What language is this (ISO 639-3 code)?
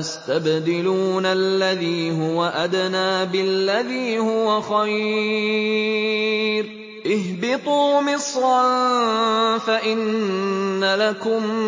ara